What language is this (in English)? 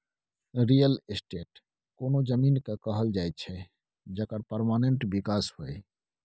Maithili